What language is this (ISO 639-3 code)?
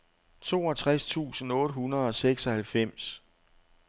dan